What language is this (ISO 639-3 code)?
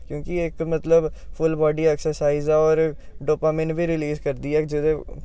doi